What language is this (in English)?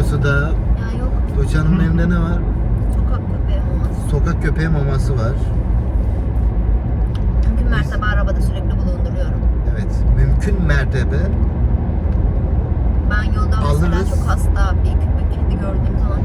Turkish